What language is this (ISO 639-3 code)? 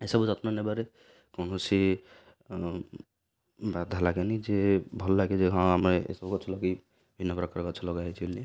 ori